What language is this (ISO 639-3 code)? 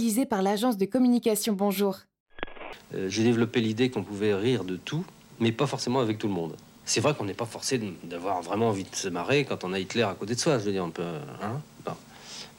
fra